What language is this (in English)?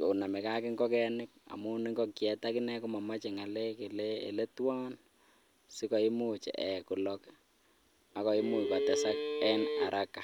Kalenjin